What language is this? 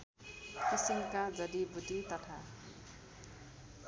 Nepali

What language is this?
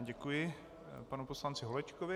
Czech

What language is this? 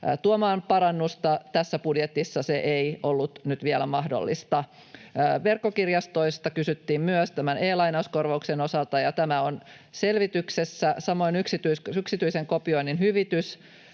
Finnish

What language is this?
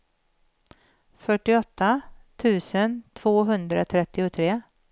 Swedish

